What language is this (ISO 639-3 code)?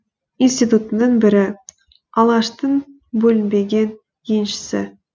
kaz